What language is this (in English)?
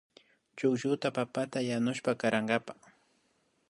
Imbabura Highland Quichua